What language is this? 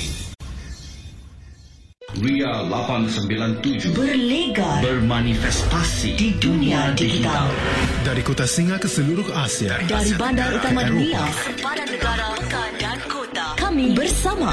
Malay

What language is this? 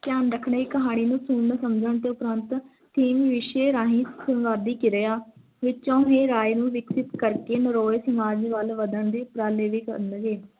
Punjabi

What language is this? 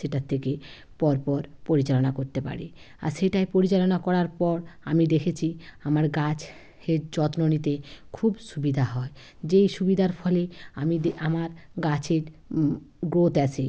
Bangla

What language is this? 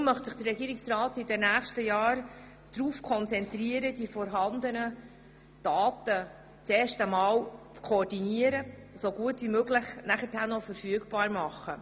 Swiss German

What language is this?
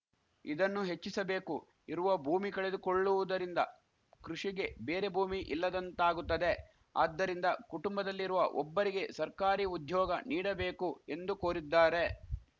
Kannada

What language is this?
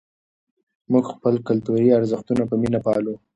Pashto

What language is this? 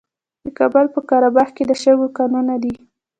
Pashto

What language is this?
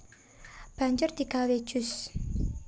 Javanese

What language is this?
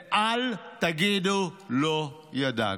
Hebrew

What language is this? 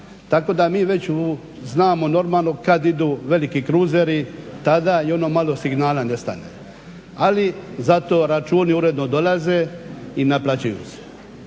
Croatian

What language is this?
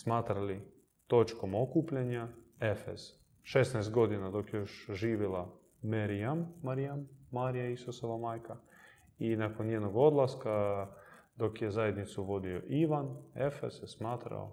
Croatian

